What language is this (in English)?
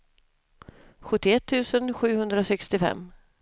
Swedish